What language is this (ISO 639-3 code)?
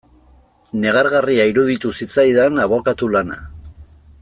eus